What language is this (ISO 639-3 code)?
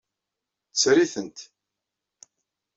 kab